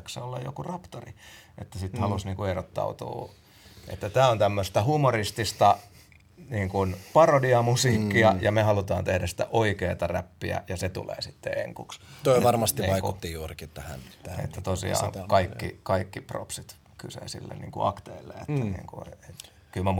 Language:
Finnish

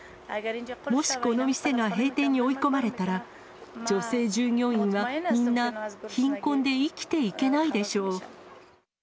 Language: Japanese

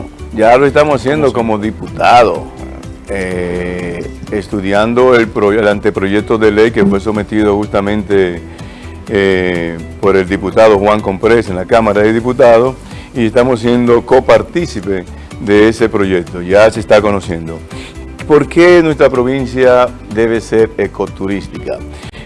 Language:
Spanish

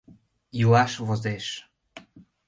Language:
Mari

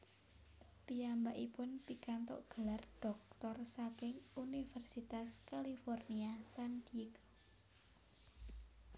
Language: Javanese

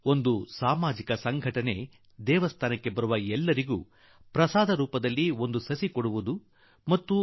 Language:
Kannada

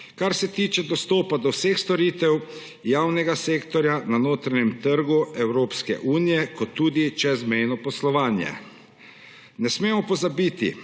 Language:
Slovenian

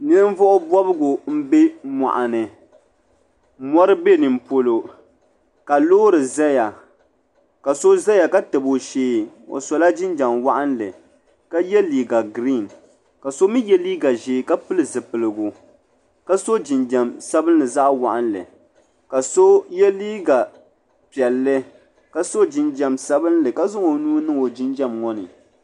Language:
Dagbani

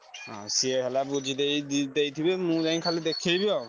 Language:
Odia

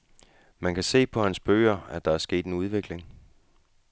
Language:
Danish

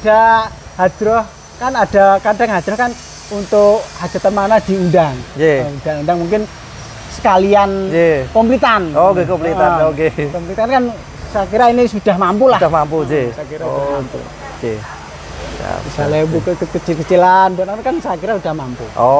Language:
Indonesian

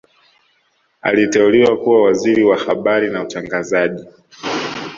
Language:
Swahili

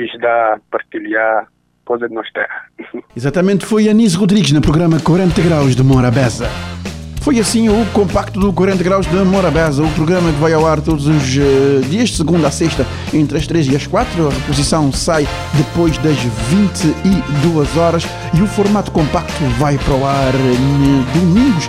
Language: Portuguese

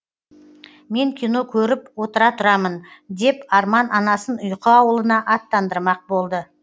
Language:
Kazakh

